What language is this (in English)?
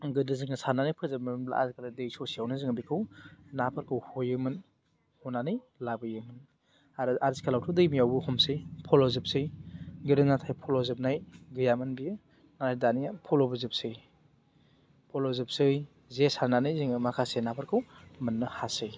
Bodo